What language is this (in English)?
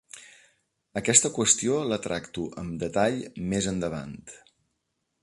Catalan